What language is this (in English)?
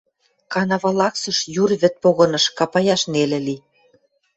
Western Mari